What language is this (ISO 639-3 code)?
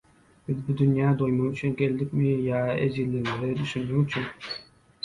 tuk